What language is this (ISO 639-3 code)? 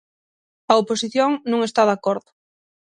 glg